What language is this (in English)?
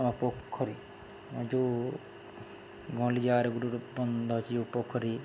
Odia